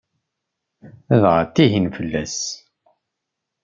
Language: Kabyle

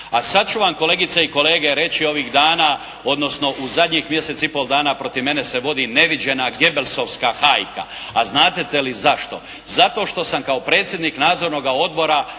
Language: Croatian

